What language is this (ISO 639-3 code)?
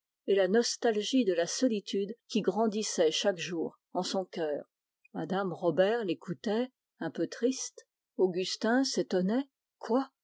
fra